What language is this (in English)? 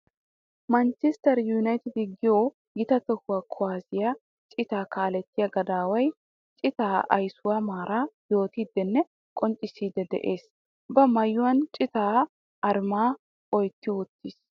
Wolaytta